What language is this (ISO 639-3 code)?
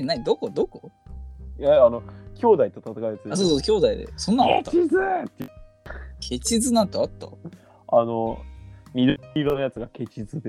jpn